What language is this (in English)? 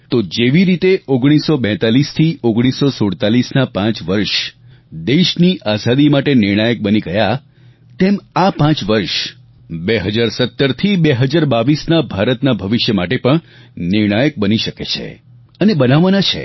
Gujarati